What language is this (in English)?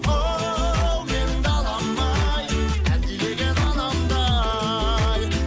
Kazakh